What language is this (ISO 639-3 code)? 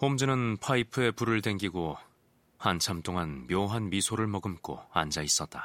kor